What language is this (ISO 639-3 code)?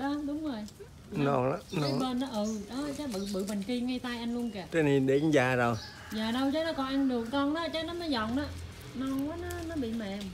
vie